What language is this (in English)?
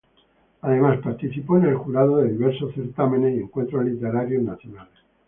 Spanish